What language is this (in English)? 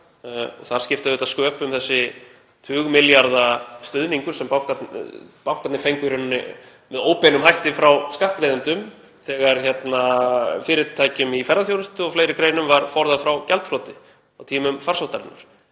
Icelandic